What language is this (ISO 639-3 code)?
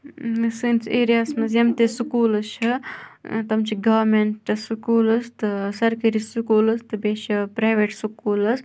kas